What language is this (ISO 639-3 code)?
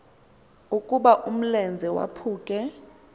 xho